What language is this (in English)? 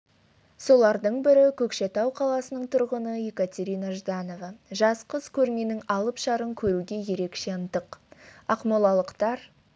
Kazakh